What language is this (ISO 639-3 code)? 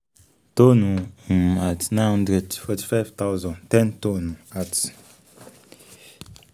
yor